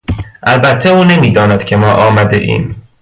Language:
Persian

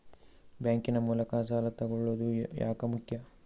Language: Kannada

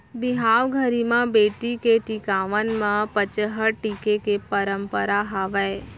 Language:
Chhattisgarhi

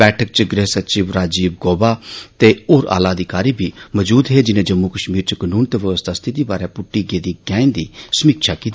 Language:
Dogri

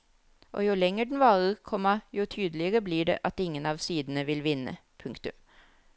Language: Norwegian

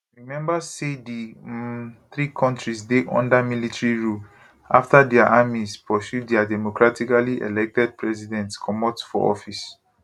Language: Nigerian Pidgin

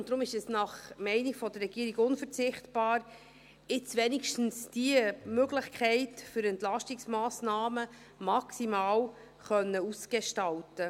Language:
Swiss German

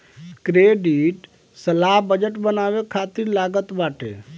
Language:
Bhojpuri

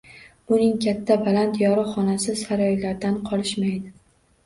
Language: Uzbek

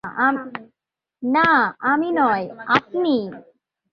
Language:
Bangla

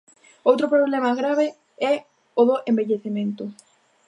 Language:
Galician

